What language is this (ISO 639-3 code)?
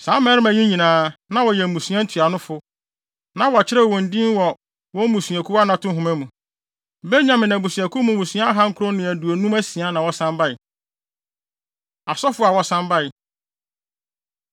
aka